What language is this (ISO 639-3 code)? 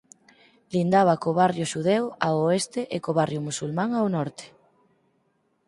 glg